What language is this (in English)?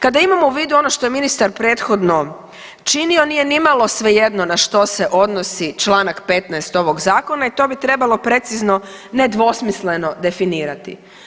Croatian